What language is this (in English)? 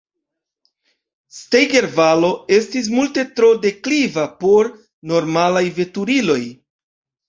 Esperanto